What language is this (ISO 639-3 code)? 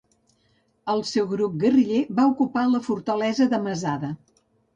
cat